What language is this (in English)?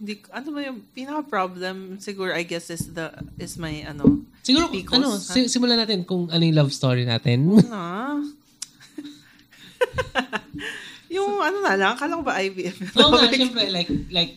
Filipino